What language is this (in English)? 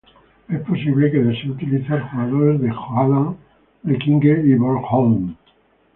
Spanish